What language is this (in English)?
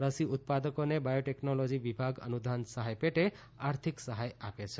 Gujarati